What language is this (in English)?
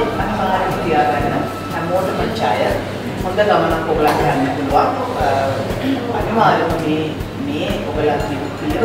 Indonesian